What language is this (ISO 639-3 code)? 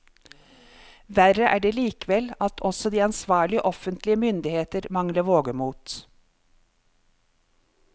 nor